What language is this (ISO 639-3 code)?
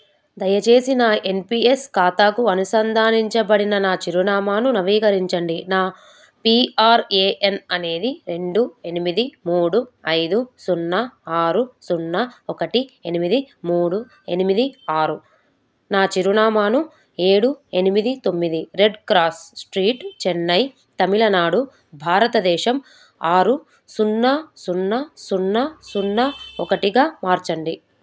tel